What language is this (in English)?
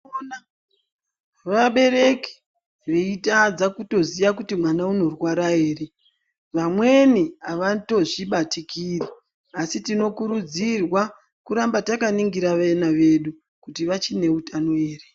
Ndau